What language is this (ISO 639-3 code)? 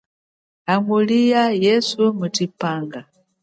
cjk